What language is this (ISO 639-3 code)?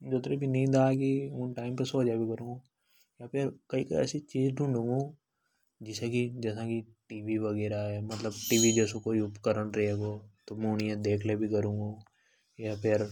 hoj